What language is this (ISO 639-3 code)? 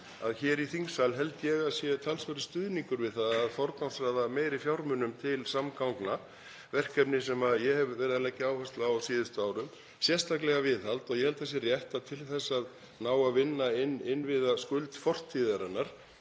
isl